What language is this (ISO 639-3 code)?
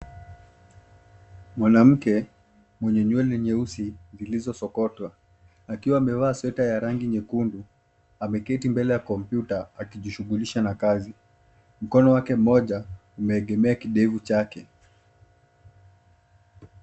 swa